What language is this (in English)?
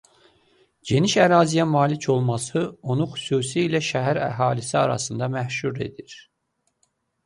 Azerbaijani